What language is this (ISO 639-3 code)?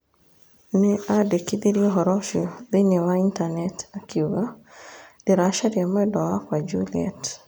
kik